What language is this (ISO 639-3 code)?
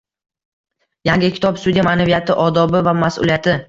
uzb